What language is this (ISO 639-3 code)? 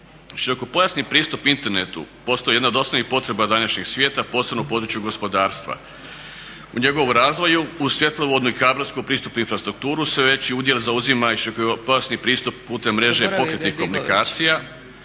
hrv